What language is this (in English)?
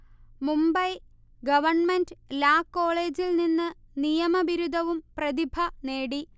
Malayalam